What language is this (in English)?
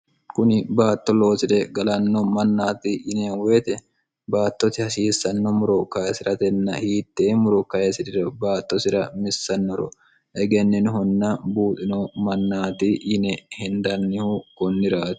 Sidamo